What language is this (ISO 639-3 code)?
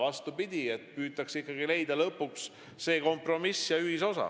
est